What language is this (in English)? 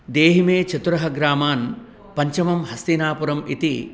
Sanskrit